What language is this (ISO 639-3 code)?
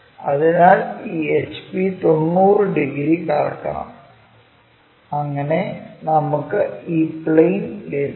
mal